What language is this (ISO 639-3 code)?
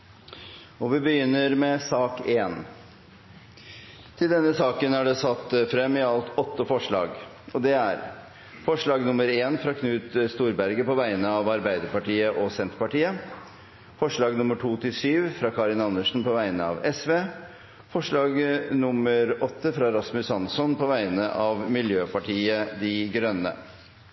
nno